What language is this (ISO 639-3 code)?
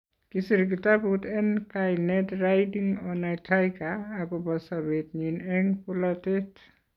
kln